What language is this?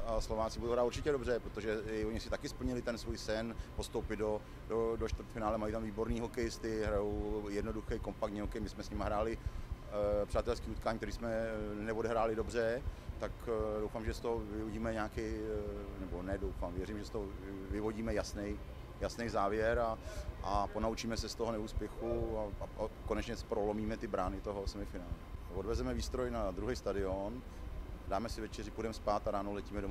Czech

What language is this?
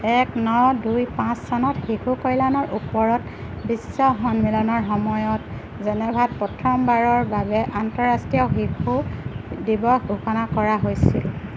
Assamese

